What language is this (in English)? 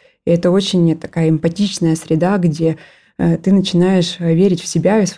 Russian